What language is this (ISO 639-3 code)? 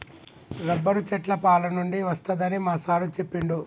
tel